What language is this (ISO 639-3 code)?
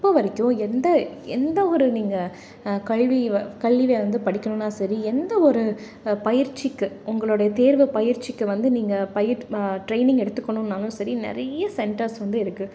tam